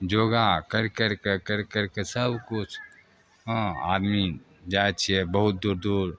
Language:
Maithili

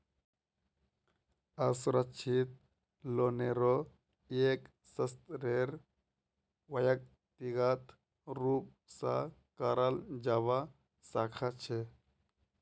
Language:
Magahi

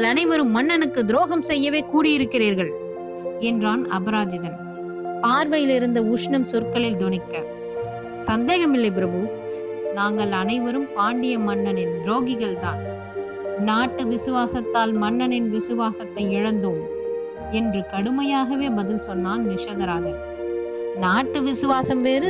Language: Tamil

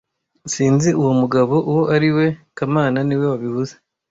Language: Kinyarwanda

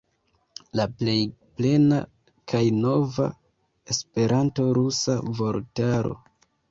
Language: Esperanto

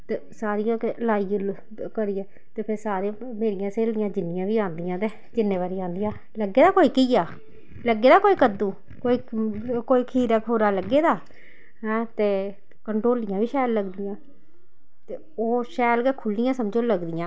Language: Dogri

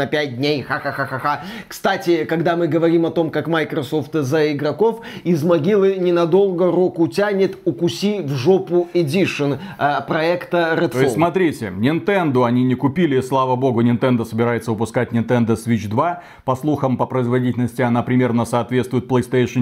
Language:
Russian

